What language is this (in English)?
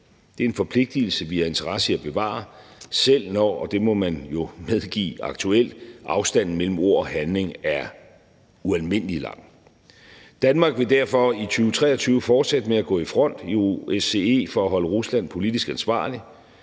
Danish